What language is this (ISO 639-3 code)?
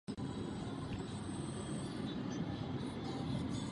ces